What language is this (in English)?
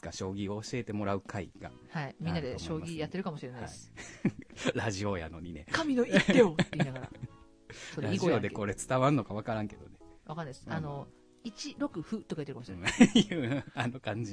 Japanese